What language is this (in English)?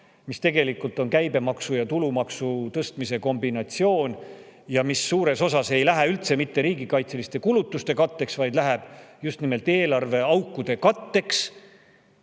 Estonian